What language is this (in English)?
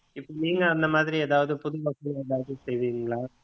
Tamil